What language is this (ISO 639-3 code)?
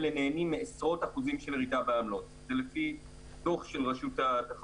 heb